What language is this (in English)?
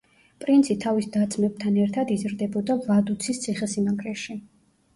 Georgian